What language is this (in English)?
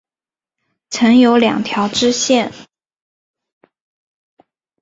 Chinese